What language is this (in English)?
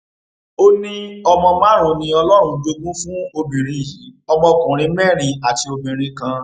Yoruba